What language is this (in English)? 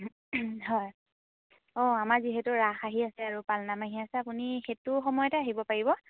Assamese